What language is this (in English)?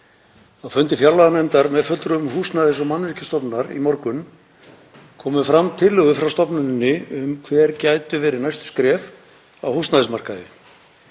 Icelandic